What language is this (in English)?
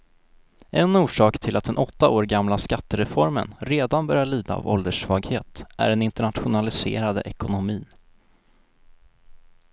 Swedish